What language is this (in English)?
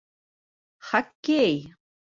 Bashkir